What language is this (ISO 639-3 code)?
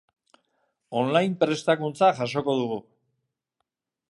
eus